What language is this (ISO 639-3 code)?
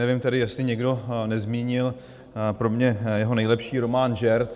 ces